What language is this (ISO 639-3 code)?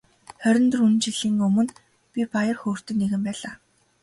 mon